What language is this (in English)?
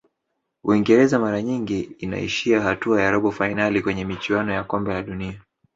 Swahili